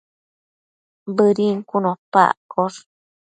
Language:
Matsés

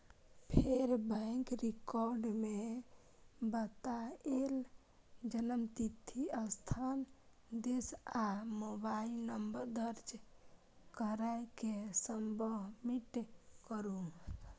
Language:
Maithili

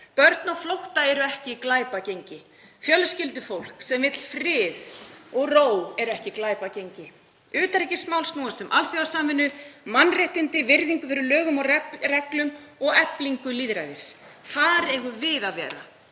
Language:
Icelandic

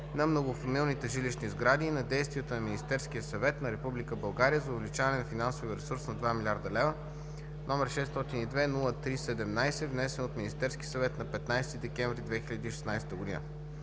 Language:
Bulgarian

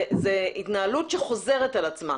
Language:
Hebrew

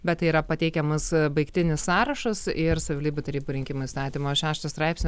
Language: Lithuanian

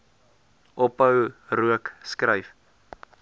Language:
Afrikaans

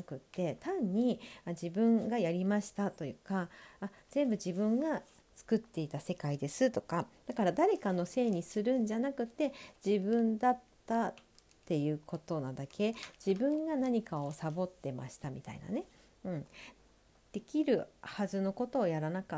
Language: Japanese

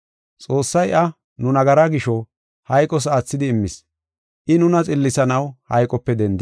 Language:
Gofa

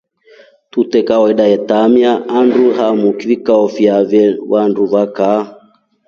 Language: Rombo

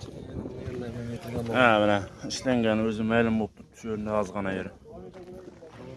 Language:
Turkish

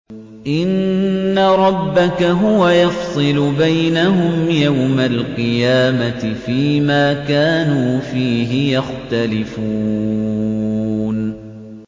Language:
Arabic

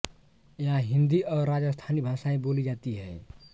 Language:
Hindi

